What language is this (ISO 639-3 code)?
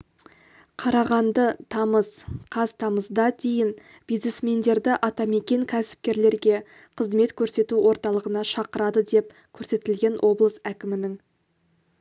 kaz